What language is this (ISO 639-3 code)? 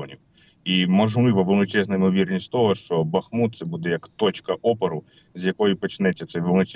ukr